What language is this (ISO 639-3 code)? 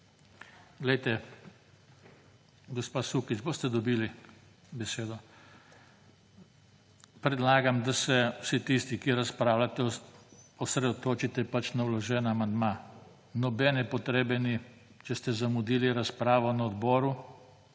slv